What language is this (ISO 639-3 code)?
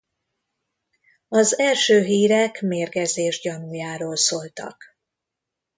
hun